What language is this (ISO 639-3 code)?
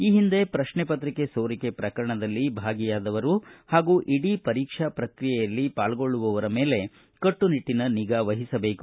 kan